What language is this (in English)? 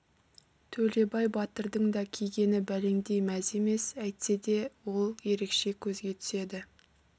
Kazakh